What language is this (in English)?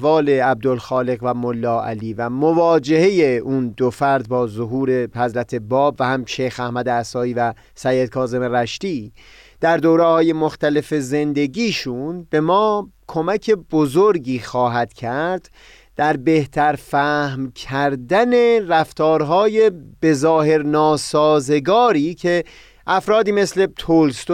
Persian